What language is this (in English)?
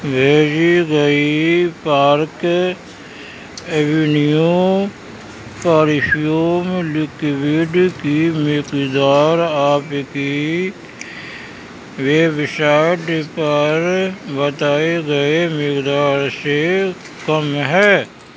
Urdu